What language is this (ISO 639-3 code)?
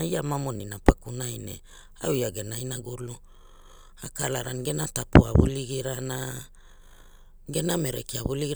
hul